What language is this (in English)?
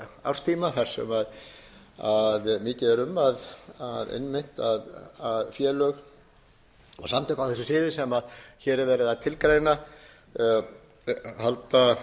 Icelandic